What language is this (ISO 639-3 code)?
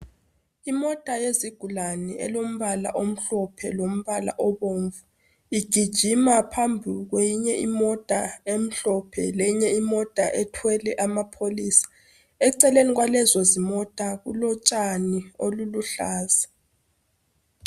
nde